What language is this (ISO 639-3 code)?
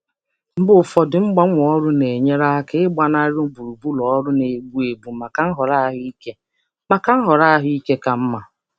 ibo